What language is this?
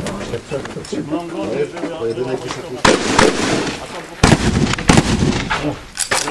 Polish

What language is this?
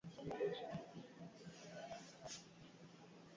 Swahili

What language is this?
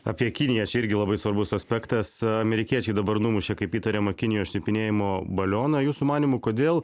Lithuanian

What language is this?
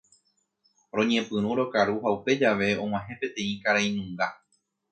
Guarani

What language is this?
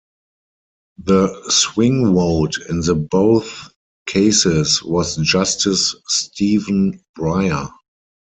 English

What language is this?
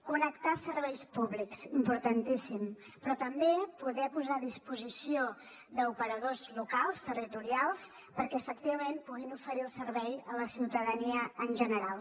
Catalan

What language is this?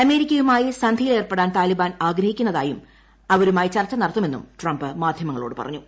Malayalam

